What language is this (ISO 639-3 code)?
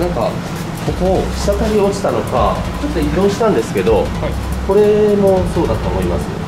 jpn